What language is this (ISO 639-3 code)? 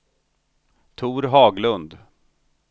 swe